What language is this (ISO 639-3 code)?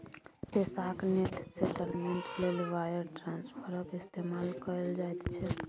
mai